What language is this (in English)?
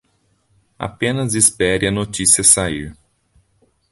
Portuguese